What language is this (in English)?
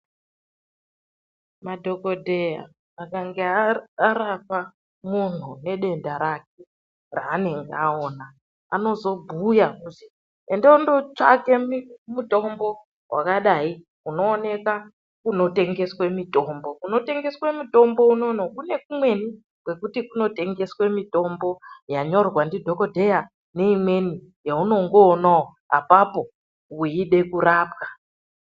Ndau